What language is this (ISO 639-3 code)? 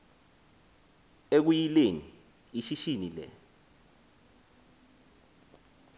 xho